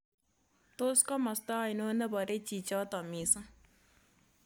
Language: Kalenjin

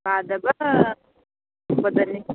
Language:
Manipuri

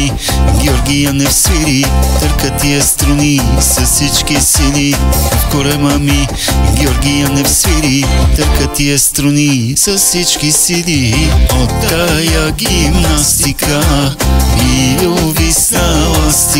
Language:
Romanian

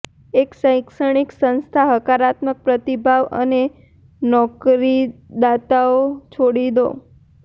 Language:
Gujarati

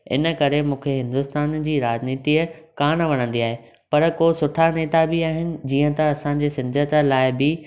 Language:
Sindhi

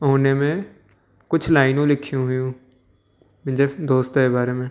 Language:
Sindhi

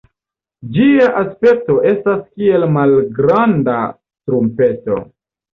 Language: Esperanto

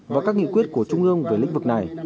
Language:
Vietnamese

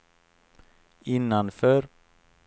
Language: Swedish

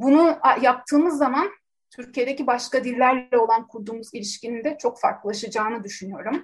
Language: Turkish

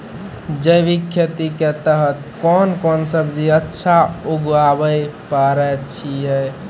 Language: Maithili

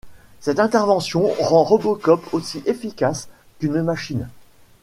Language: French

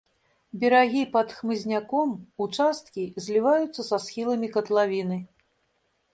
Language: Belarusian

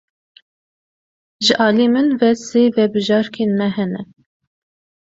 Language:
Kurdish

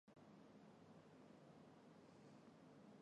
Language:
Chinese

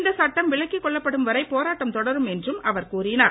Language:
Tamil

